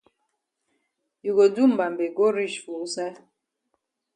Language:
Cameroon Pidgin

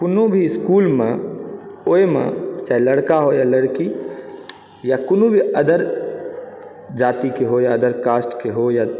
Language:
Maithili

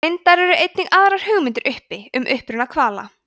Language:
Icelandic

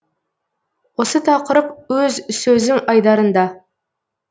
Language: Kazakh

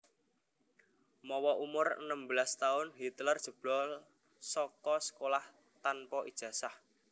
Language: Javanese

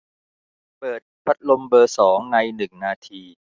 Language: Thai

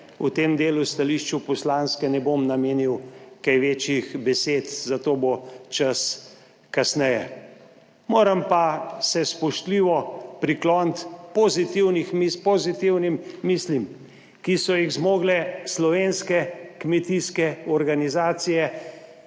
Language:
Slovenian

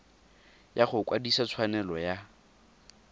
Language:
Tswana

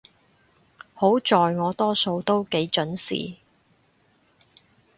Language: Cantonese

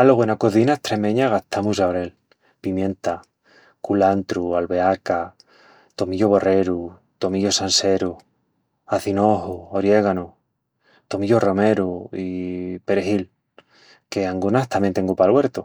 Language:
Extremaduran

